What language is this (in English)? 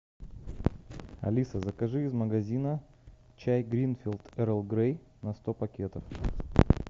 Russian